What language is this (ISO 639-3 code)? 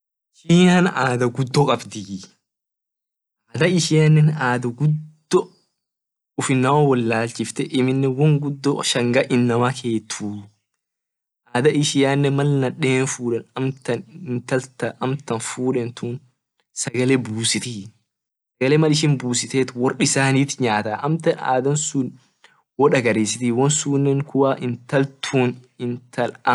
orc